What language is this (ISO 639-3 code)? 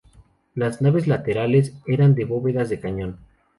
spa